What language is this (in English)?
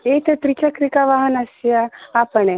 Sanskrit